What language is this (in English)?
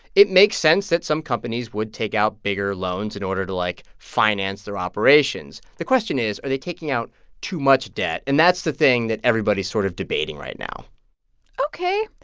English